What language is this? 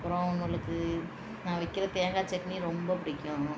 Tamil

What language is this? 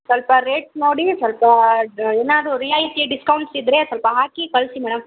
Kannada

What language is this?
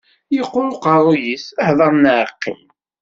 Kabyle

